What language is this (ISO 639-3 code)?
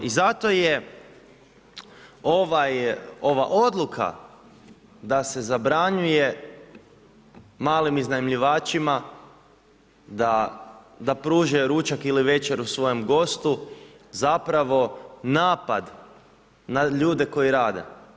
hrv